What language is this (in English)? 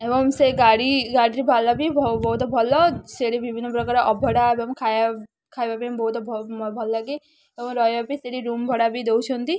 Odia